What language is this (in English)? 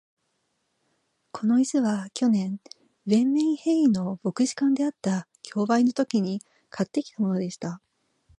Japanese